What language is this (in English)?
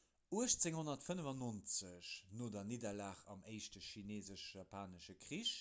Luxembourgish